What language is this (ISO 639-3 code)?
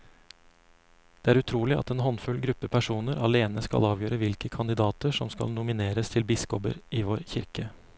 nor